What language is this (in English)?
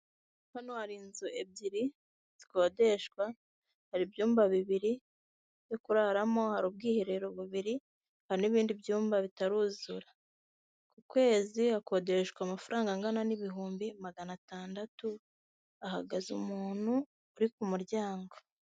Kinyarwanda